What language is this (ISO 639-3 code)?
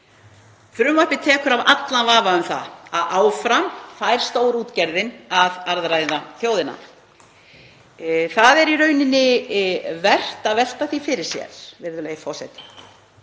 isl